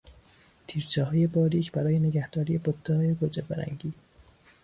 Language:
Persian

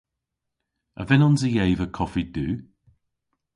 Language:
Cornish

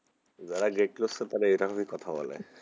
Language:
Bangla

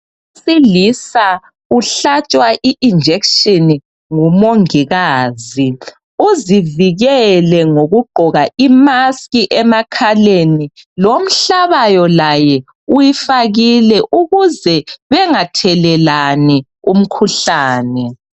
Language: North Ndebele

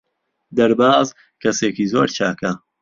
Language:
Central Kurdish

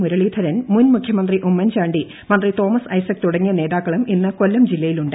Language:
Malayalam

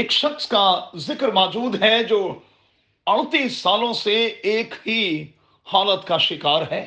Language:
Urdu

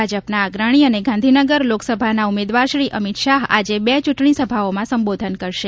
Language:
Gujarati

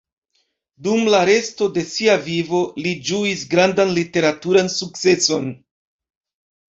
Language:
Esperanto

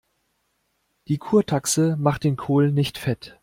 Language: German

